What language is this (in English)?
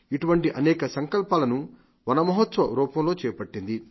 Telugu